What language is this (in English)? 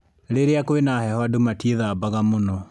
Kikuyu